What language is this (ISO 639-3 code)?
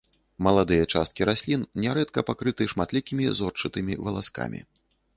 bel